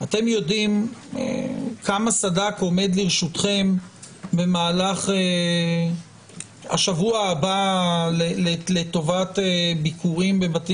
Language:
Hebrew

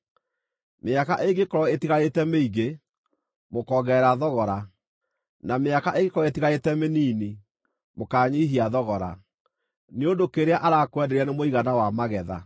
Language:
Kikuyu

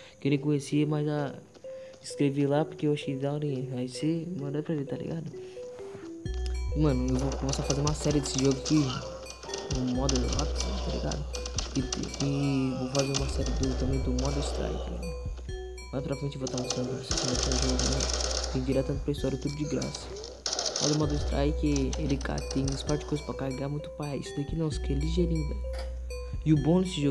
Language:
Portuguese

